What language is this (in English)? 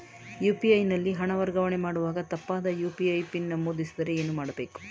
Kannada